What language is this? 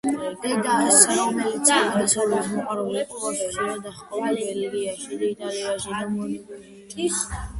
Georgian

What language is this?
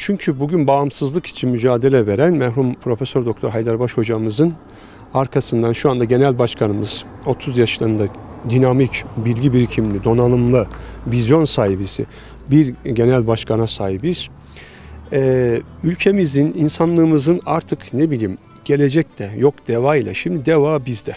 Turkish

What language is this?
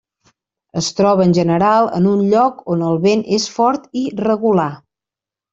Catalan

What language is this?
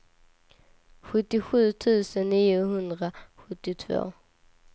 Swedish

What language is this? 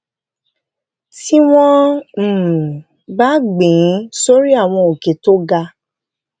Yoruba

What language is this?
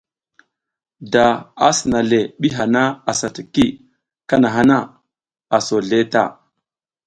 South Giziga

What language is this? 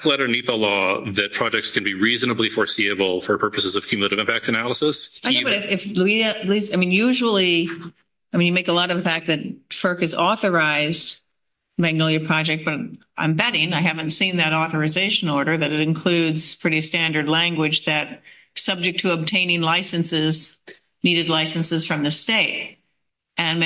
English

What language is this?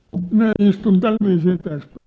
Finnish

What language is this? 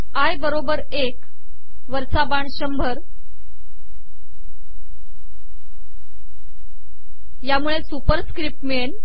Marathi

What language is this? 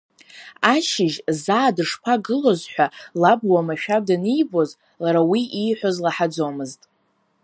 Abkhazian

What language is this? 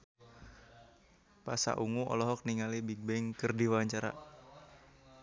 Sundanese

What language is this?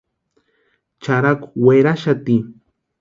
Western Highland Purepecha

